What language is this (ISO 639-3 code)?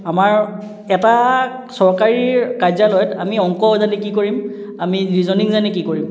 asm